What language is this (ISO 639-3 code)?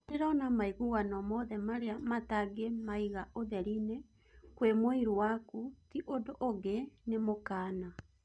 kik